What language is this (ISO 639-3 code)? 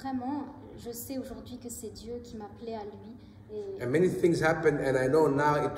fra